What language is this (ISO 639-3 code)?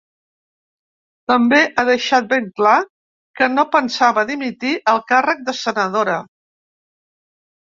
cat